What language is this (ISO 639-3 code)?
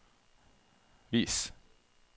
nor